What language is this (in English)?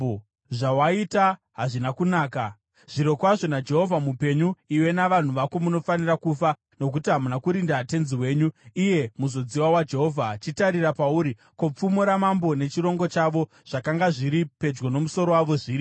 Shona